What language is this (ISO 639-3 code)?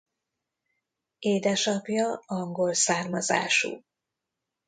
hun